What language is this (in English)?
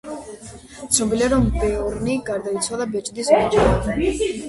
Georgian